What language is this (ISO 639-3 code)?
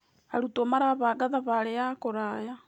kik